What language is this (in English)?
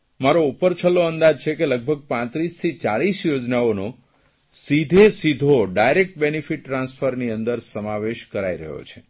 Gujarati